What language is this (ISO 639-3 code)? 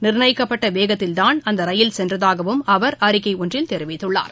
tam